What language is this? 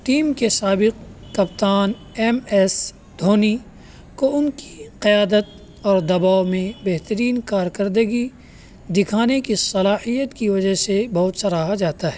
Urdu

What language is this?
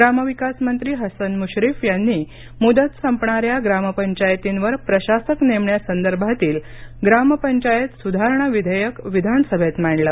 Marathi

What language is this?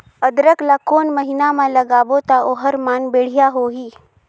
Chhattisgarhi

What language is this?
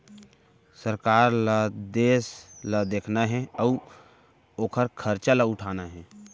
Chhattisgarhi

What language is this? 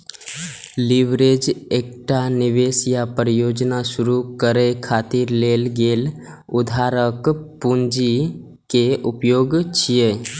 Maithili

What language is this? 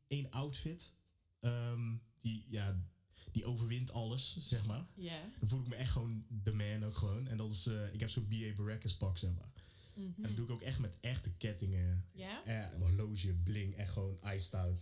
Dutch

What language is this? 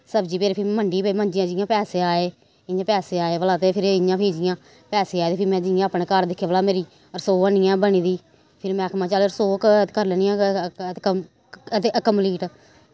Dogri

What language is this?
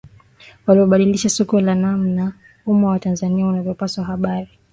Swahili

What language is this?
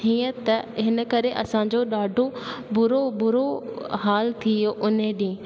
Sindhi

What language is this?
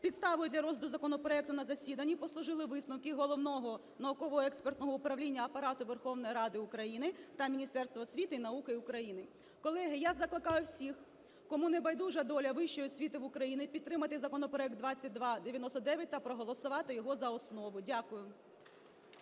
Ukrainian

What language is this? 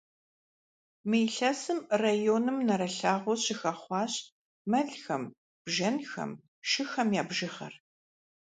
Kabardian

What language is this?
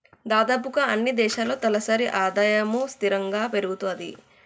Telugu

